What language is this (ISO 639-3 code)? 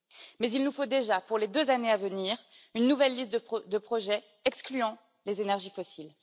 fra